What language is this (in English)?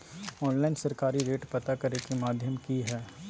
Magahi